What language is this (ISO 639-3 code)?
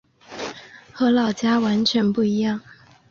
zho